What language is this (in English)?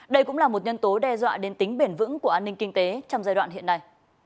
Vietnamese